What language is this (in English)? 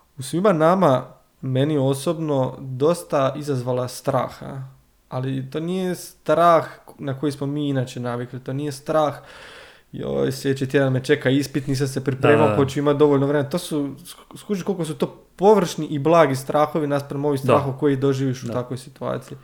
Croatian